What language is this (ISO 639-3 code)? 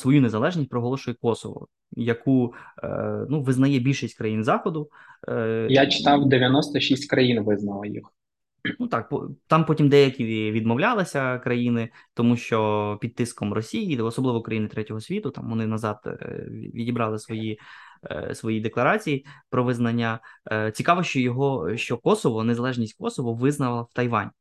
ukr